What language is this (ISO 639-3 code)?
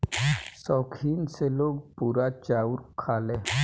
bho